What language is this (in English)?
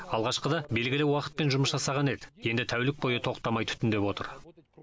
Kazakh